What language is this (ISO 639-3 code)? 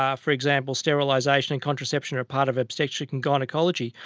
eng